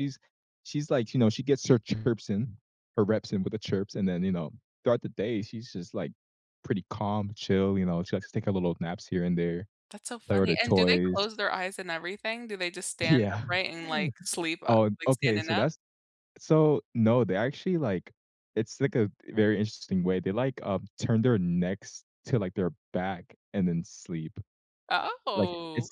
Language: English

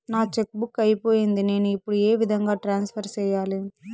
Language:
Telugu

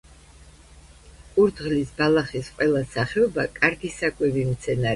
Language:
Georgian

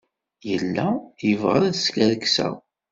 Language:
Kabyle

